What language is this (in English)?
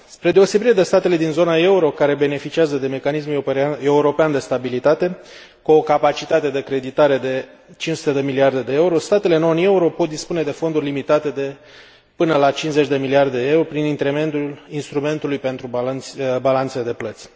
Romanian